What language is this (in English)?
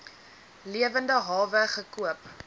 Afrikaans